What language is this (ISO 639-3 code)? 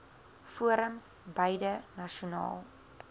afr